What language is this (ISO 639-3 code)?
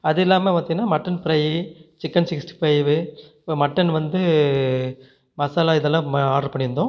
tam